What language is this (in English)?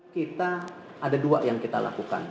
Indonesian